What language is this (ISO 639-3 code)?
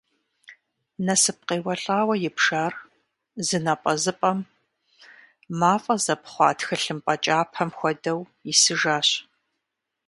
kbd